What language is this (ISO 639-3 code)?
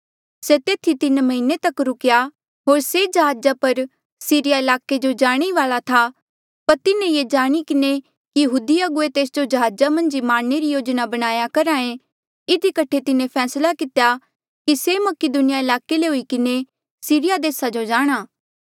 mjl